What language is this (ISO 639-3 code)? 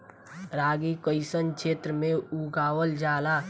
bho